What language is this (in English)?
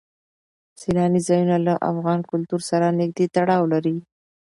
Pashto